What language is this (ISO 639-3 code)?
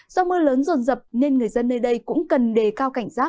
vie